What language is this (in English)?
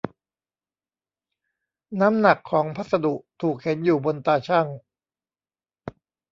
Thai